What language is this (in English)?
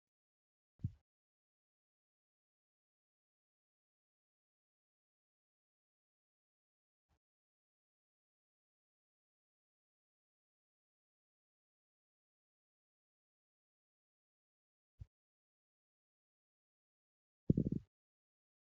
Oromo